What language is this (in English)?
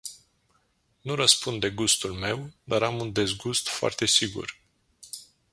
Romanian